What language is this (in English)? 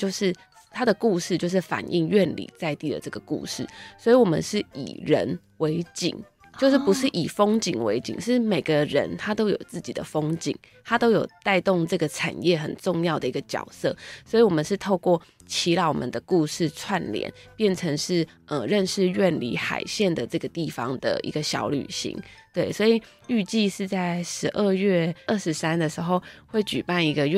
Chinese